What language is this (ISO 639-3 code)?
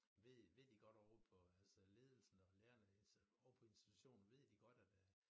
dan